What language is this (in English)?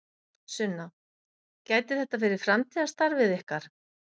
Icelandic